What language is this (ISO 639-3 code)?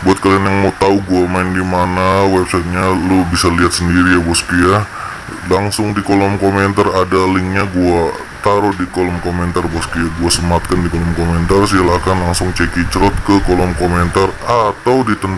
ind